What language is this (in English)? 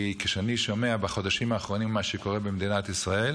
Hebrew